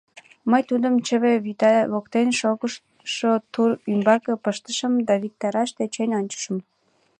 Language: Mari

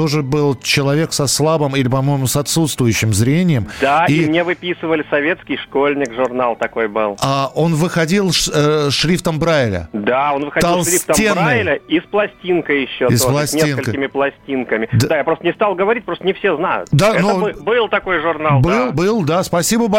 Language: Russian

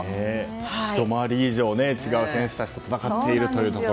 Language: Japanese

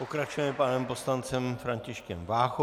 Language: Czech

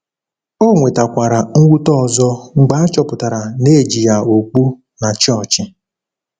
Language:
Igbo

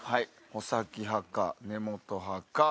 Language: Japanese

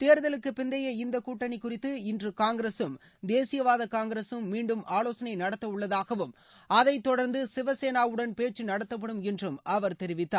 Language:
Tamil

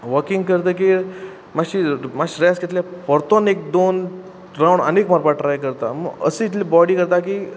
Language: Konkani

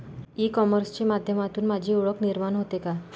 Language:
Marathi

